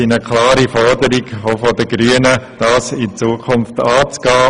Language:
Swiss German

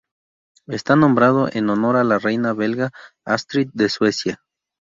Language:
Spanish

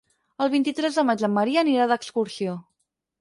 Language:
Catalan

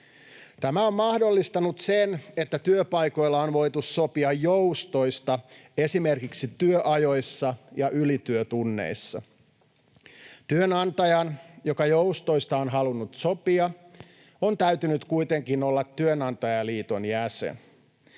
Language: Finnish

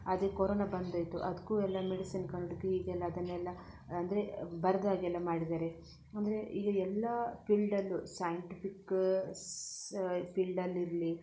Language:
Kannada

